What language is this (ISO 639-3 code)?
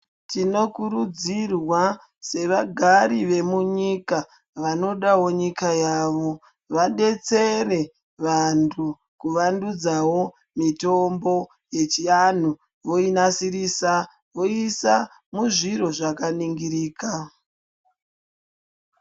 ndc